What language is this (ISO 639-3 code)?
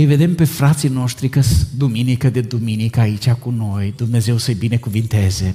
ron